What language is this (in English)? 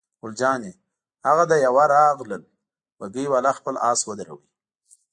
Pashto